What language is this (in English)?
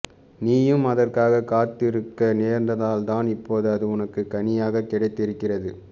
Tamil